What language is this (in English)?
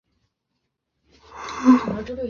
Chinese